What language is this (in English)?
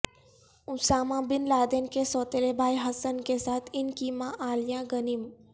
Urdu